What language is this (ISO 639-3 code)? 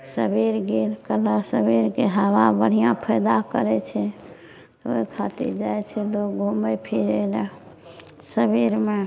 mai